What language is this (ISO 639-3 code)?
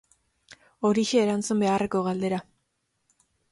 eus